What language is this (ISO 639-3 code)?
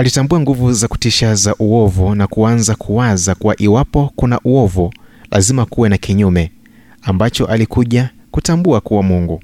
swa